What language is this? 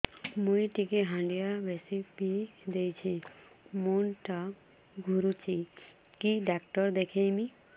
Odia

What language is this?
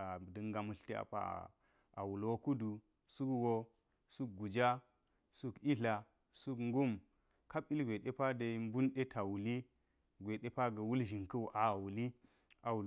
Geji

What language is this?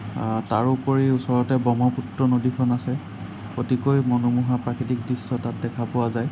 Assamese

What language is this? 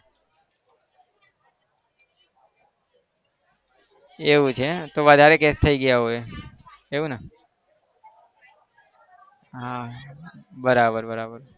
Gujarati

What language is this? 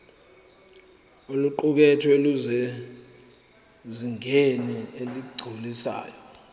Zulu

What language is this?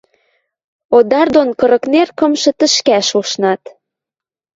Western Mari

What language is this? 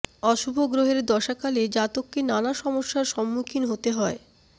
Bangla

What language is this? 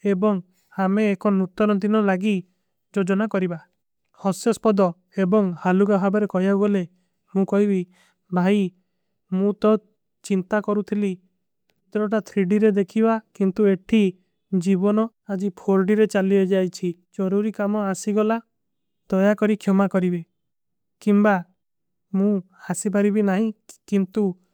Kui (India)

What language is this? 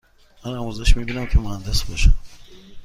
Persian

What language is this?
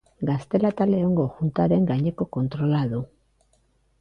Basque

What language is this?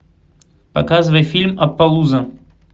Russian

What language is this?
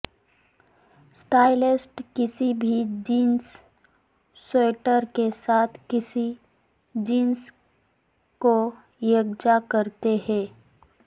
Urdu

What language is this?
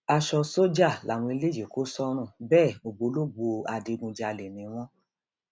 Yoruba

